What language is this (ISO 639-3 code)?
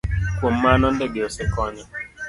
luo